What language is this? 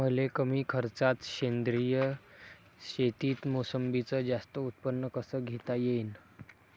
Marathi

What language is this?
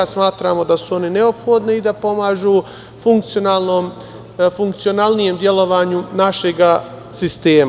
Serbian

